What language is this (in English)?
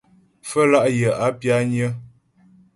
Ghomala